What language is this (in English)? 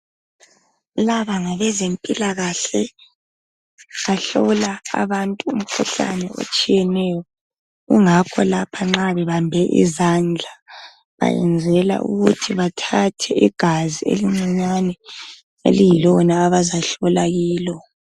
North Ndebele